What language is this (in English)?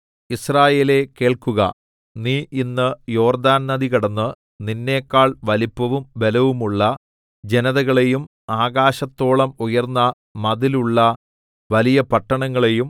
Malayalam